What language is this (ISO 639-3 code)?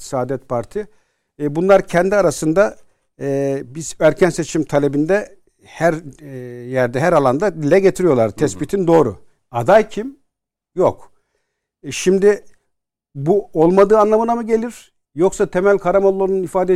tur